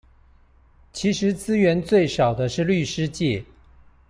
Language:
Chinese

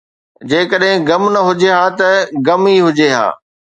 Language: Sindhi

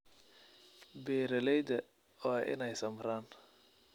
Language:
Somali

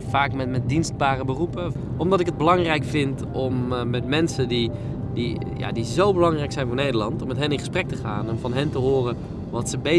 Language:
Dutch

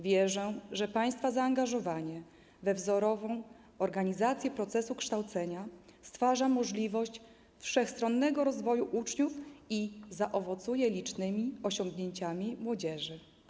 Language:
Polish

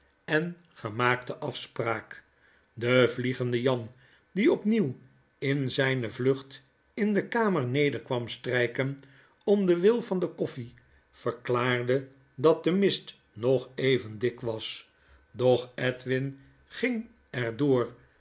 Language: Dutch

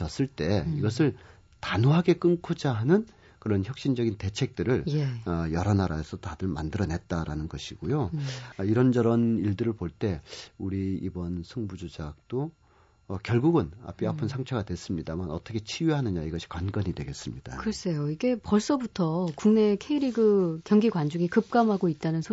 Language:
Korean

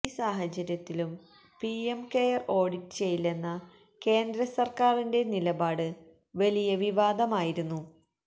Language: Malayalam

